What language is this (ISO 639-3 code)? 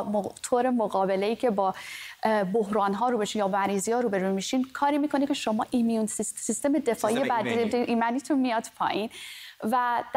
fas